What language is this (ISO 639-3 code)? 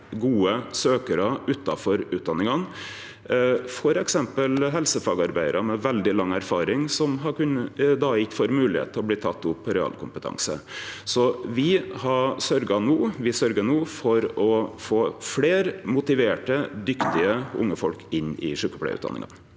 nor